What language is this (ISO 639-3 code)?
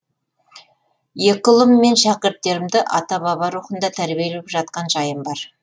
kaz